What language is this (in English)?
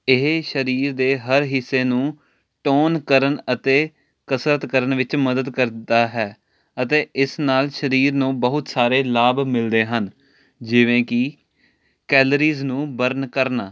Punjabi